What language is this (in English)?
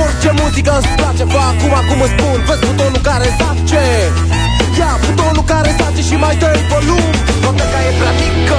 Romanian